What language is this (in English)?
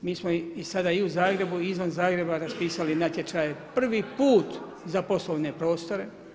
Croatian